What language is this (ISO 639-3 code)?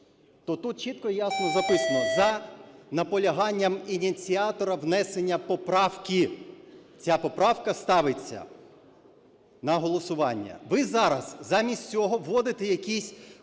ukr